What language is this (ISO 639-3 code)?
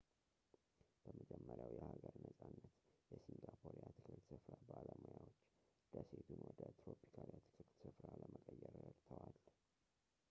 amh